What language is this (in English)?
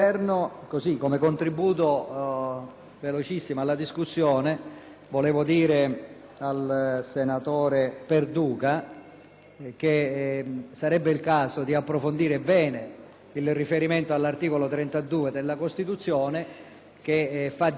Italian